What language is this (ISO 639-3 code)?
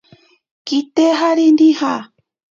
prq